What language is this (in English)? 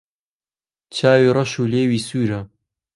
Central Kurdish